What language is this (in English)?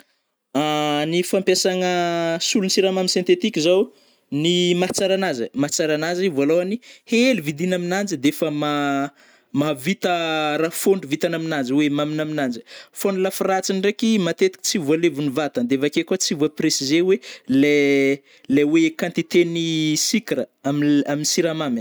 Northern Betsimisaraka Malagasy